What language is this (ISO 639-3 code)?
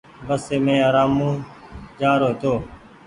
gig